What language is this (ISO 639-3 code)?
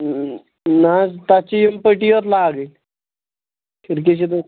kas